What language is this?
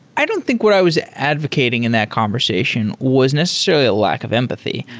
English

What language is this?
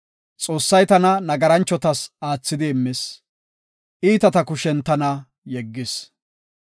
Gofa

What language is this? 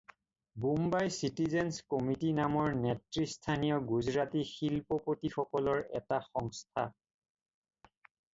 Assamese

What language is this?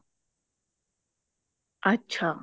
Punjabi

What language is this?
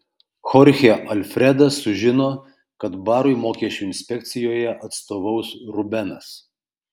Lithuanian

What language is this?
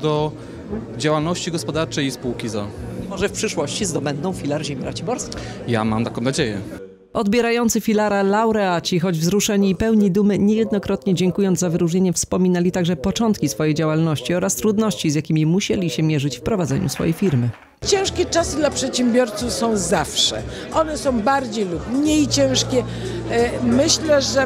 Polish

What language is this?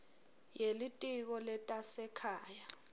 Swati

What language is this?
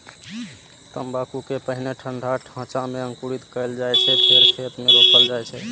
Maithili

